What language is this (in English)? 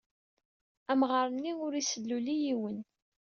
Kabyle